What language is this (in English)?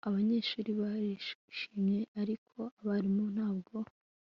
Kinyarwanda